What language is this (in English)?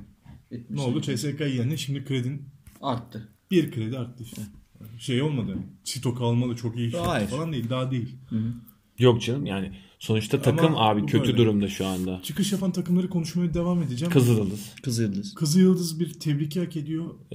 Turkish